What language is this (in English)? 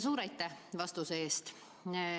Estonian